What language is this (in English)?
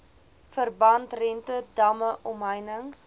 Afrikaans